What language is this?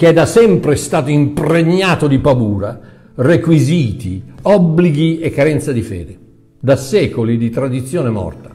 Italian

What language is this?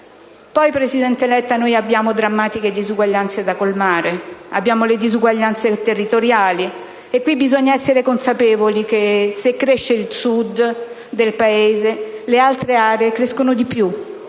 Italian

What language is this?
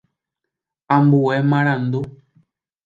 Guarani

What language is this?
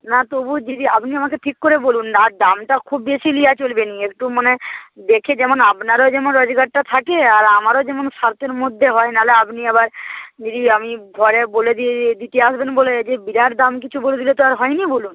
Bangla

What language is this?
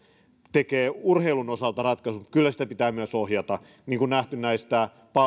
Finnish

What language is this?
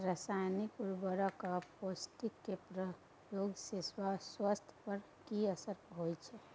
Maithili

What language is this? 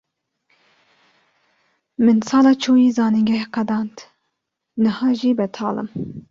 Kurdish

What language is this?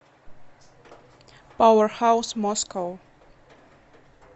Russian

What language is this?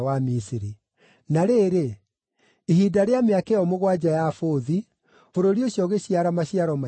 Kikuyu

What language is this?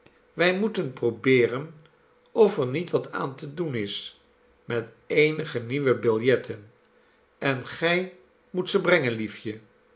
Dutch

